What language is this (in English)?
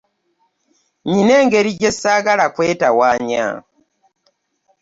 Ganda